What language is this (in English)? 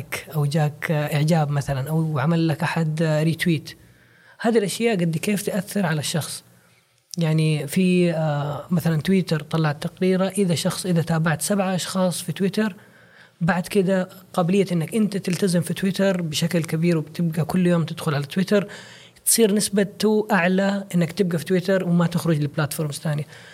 Arabic